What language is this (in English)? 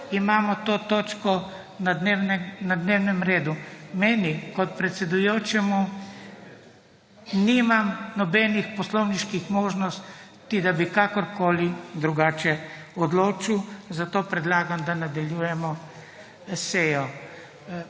Slovenian